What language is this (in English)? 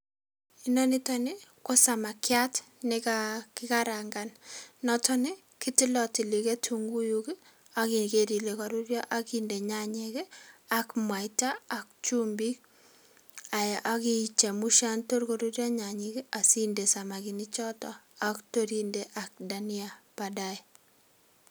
Kalenjin